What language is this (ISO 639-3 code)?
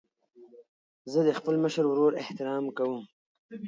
pus